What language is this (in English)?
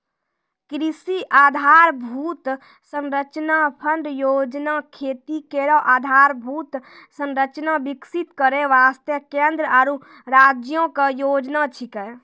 Maithili